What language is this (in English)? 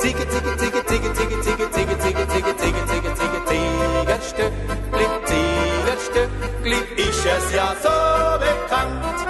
Korean